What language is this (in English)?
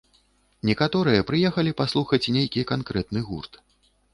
Belarusian